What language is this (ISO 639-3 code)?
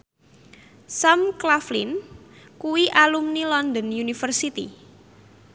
jav